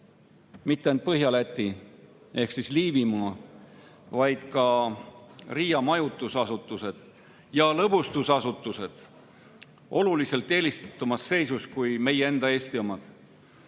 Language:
Estonian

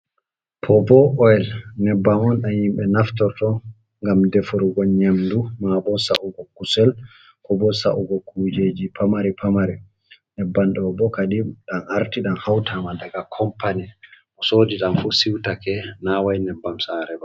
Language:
Fula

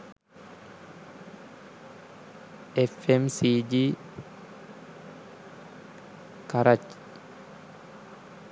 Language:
Sinhala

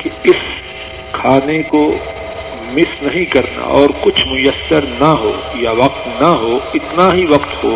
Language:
Urdu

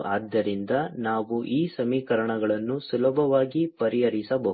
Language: Kannada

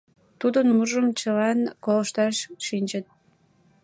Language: Mari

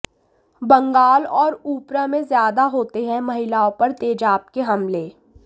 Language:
Hindi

